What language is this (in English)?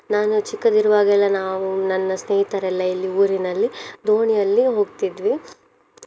Kannada